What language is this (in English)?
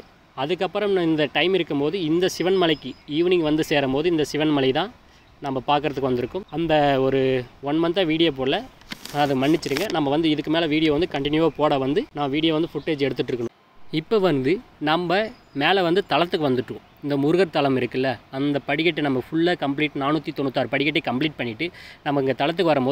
Tamil